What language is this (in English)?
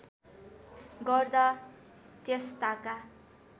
Nepali